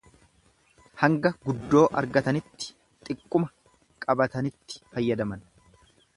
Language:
Oromo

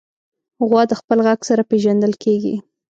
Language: Pashto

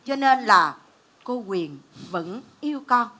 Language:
Vietnamese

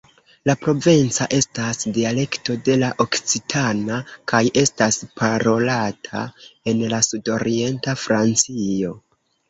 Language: Esperanto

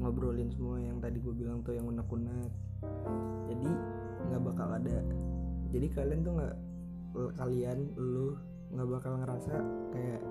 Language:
Indonesian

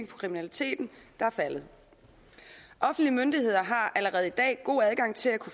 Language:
Danish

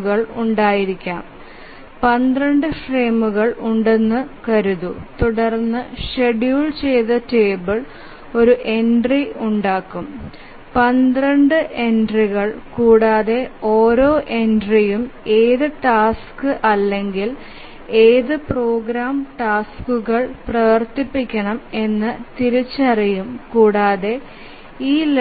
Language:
Malayalam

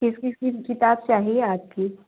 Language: Hindi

